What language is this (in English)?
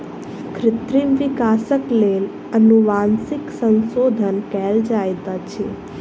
Maithili